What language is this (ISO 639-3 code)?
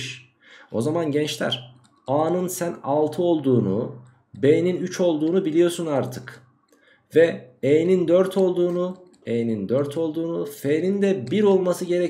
tur